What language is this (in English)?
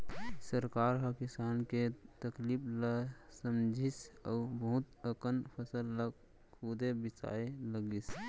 Chhattisgarhi